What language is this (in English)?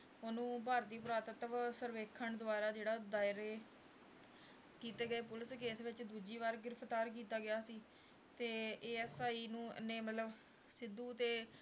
Punjabi